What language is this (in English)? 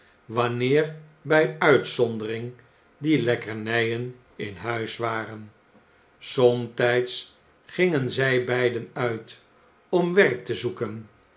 Dutch